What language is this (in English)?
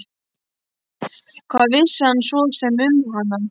Icelandic